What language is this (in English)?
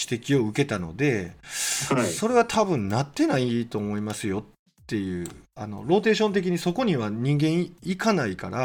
Japanese